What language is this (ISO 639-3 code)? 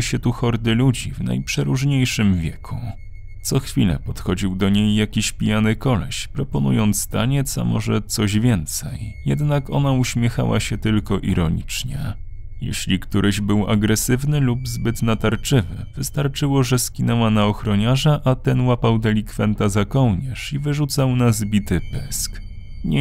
pol